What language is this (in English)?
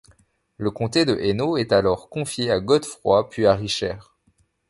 French